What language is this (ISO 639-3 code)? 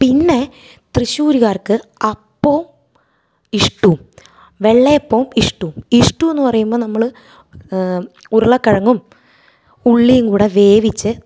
mal